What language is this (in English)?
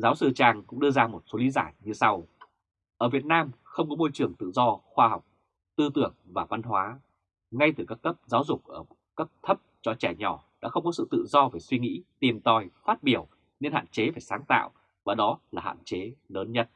Vietnamese